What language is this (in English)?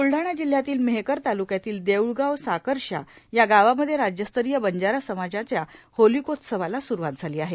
Marathi